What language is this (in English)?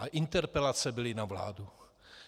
Czech